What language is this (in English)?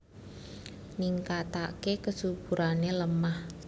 Javanese